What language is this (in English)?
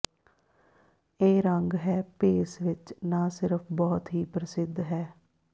Punjabi